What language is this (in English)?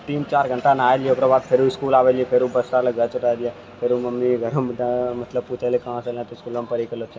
Maithili